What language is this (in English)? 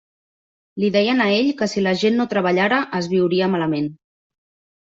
Catalan